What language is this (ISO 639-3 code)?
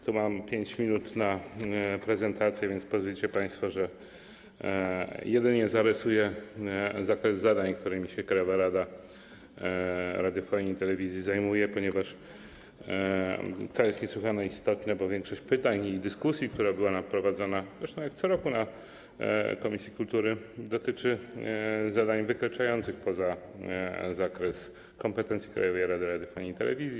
pol